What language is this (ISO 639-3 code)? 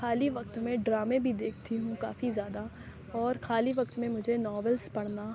urd